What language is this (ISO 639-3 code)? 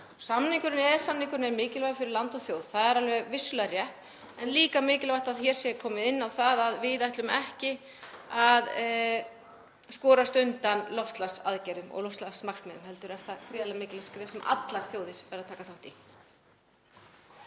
isl